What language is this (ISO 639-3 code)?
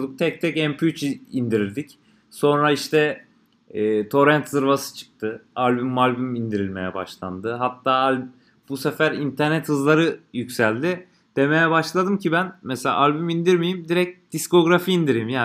tur